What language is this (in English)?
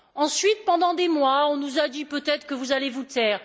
French